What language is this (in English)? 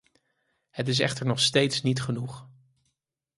Dutch